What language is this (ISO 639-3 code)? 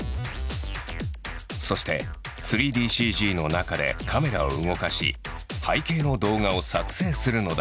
jpn